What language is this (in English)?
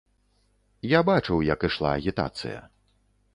Belarusian